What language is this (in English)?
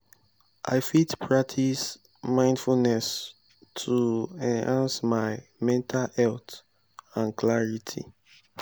Nigerian Pidgin